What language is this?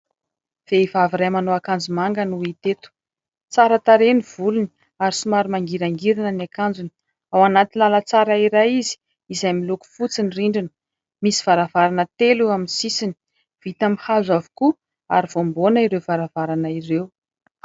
Malagasy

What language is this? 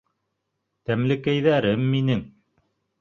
Bashkir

